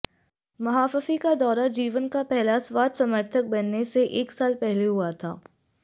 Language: Hindi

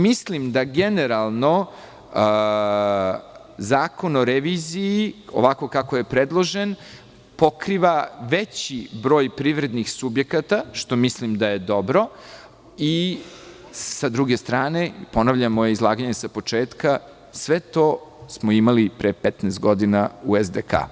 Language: Serbian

